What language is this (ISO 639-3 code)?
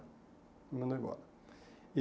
por